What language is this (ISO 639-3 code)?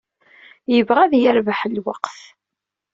kab